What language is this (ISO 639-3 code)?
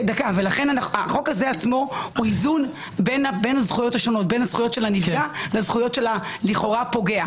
heb